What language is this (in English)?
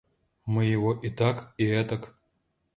Russian